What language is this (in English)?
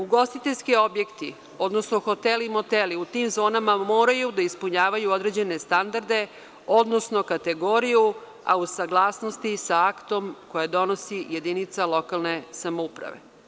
Serbian